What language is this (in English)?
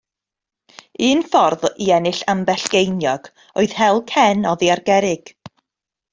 Welsh